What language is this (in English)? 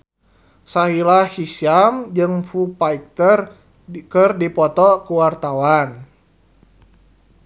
Sundanese